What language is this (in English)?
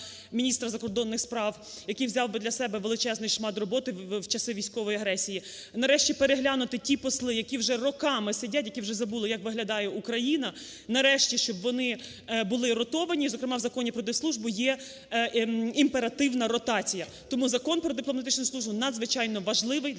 Ukrainian